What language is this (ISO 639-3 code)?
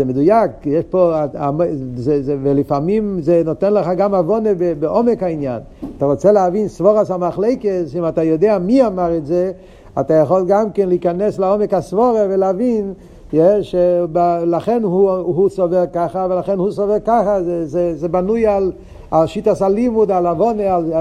heb